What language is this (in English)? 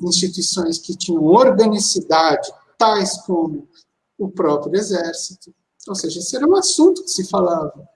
Portuguese